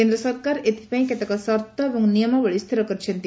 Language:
Odia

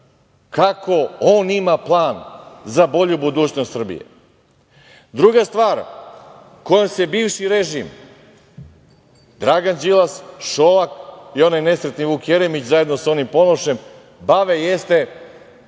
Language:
Serbian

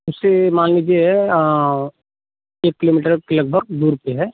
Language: Hindi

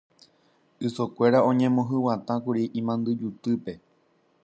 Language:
Guarani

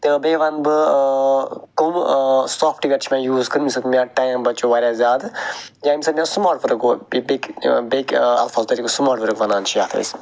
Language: Kashmiri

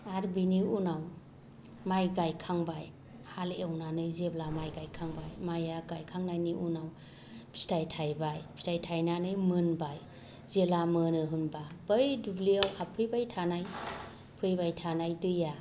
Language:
Bodo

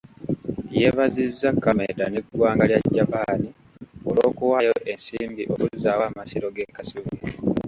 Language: Ganda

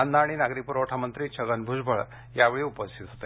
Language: Marathi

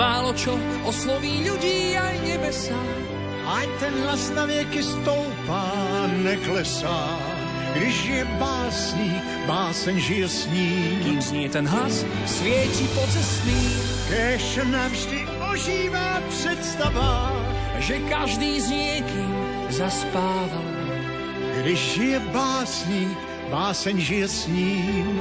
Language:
Slovak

